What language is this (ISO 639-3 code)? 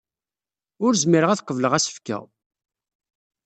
kab